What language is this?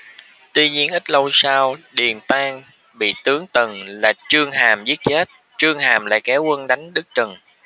Vietnamese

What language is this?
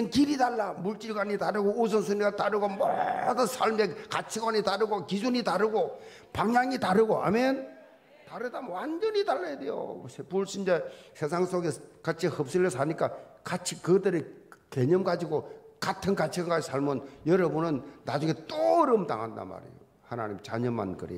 Korean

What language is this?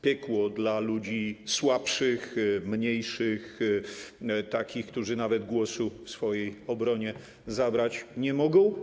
Polish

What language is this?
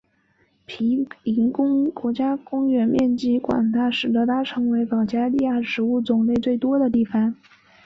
Chinese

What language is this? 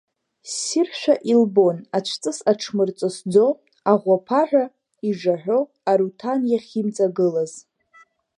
Abkhazian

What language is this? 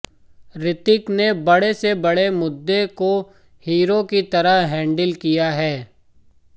Hindi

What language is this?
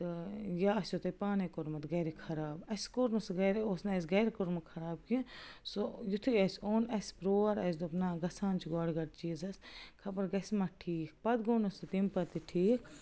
Kashmiri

